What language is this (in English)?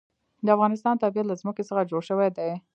Pashto